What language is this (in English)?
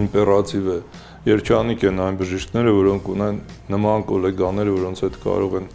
Turkish